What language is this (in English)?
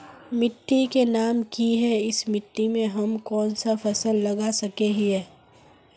Magahi